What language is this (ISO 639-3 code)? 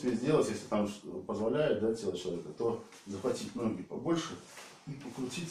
rus